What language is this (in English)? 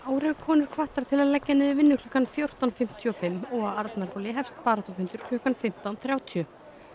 Icelandic